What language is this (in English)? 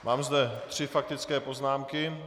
Czech